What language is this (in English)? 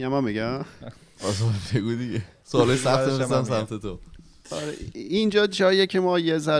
Persian